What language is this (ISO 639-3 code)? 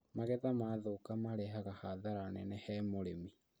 kik